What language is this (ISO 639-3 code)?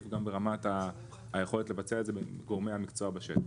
heb